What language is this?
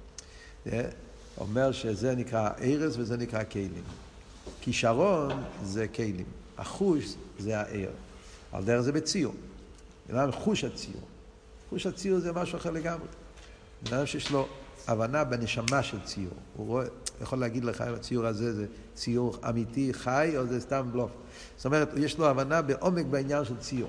Hebrew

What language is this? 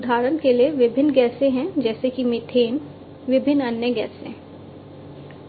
Hindi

